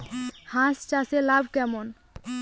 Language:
Bangla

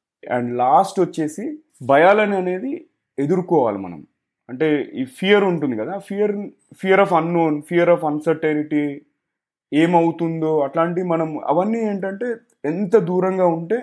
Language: Telugu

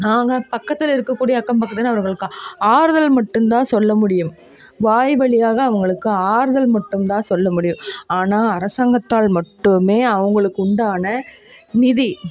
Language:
Tamil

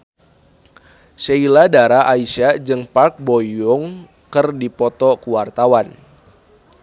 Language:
Sundanese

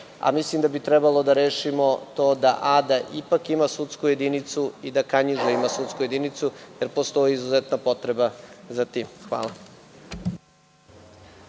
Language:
Serbian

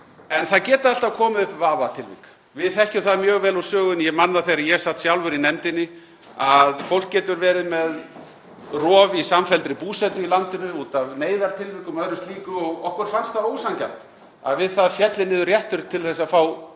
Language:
Icelandic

